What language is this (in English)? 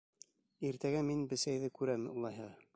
Bashkir